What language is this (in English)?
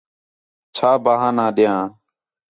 Khetrani